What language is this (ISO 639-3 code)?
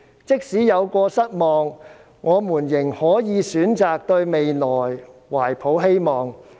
yue